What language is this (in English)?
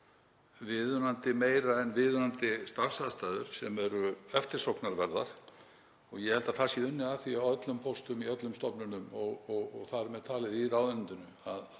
Icelandic